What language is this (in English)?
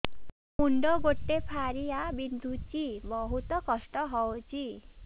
Odia